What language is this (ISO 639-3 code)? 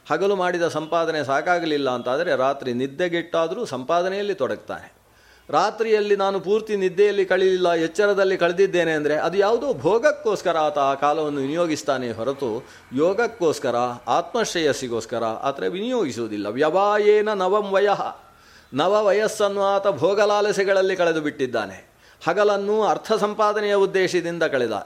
kan